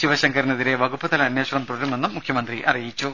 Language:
Malayalam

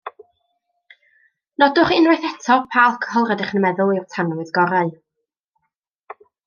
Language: Welsh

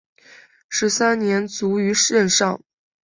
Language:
Chinese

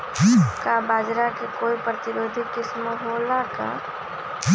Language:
Magahi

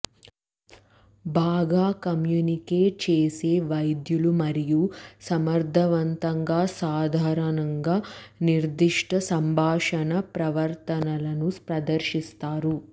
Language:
Telugu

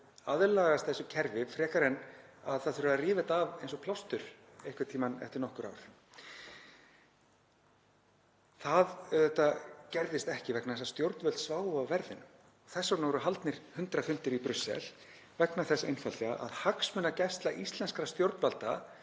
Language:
Icelandic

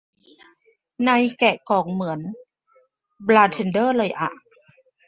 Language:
Thai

